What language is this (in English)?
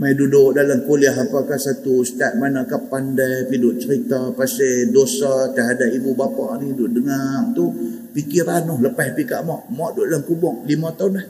Malay